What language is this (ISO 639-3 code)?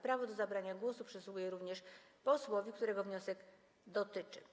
pol